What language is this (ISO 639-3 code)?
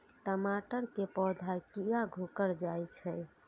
mai